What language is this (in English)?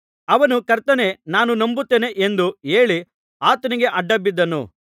Kannada